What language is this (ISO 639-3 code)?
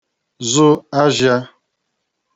ibo